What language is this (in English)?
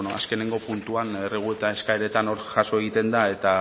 Basque